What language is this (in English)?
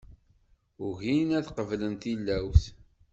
Kabyle